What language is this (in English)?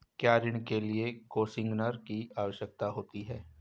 Hindi